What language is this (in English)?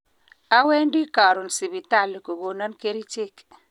Kalenjin